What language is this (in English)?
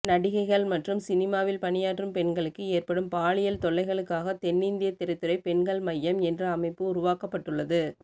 Tamil